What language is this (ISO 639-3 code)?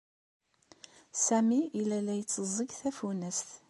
kab